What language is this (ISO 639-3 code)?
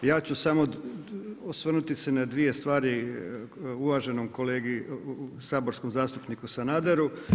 hrv